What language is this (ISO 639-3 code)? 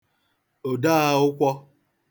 ibo